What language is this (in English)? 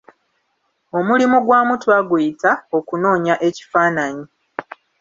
Ganda